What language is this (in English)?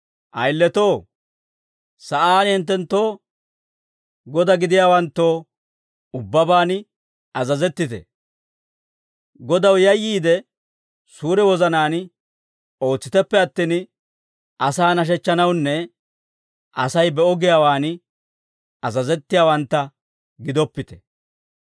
Dawro